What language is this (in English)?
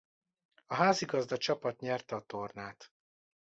Hungarian